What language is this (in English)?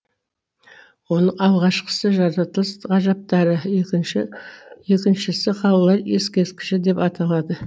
Kazakh